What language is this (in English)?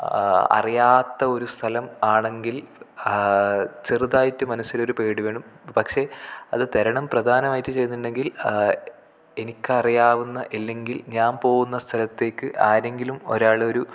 Malayalam